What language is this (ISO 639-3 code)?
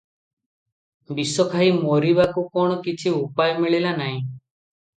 ori